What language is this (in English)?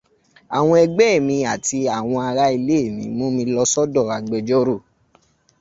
Yoruba